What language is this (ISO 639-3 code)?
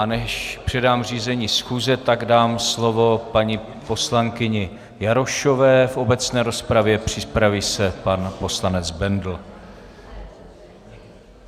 ces